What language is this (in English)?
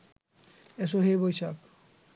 Bangla